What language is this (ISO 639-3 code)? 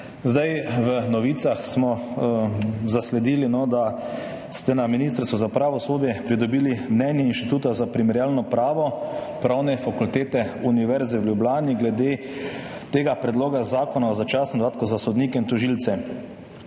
slv